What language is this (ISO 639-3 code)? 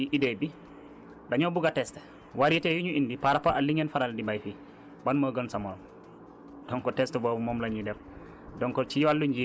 wol